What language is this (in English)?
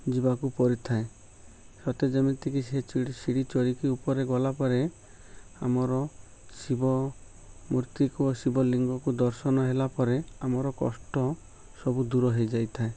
Odia